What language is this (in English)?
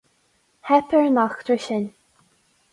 Irish